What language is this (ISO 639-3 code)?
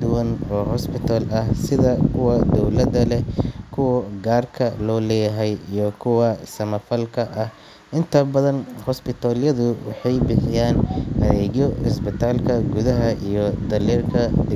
som